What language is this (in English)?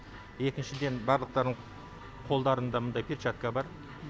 Kazakh